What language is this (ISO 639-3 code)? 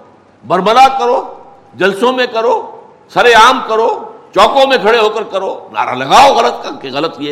urd